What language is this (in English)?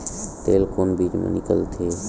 Chhattisgarhi